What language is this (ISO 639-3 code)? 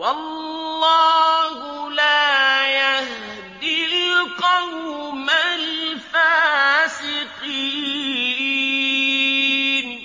ara